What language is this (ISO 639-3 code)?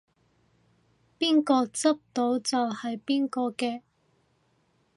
yue